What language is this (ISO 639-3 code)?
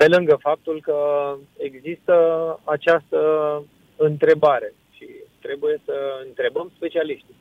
ron